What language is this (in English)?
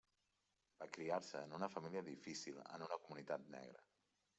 Catalan